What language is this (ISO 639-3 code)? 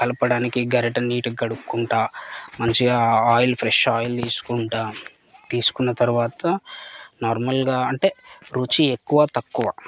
tel